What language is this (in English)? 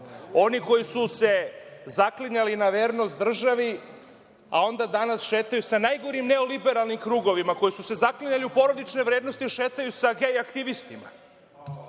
Serbian